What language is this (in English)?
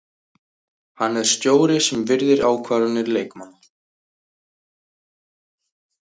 Icelandic